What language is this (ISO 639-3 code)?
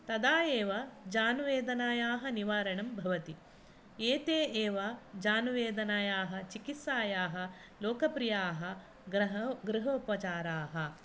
san